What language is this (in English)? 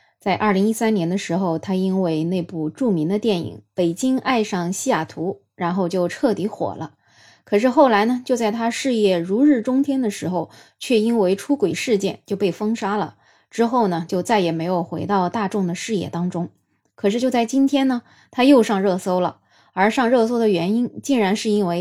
Chinese